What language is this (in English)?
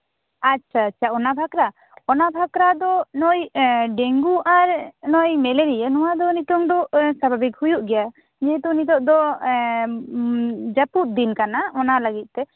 Santali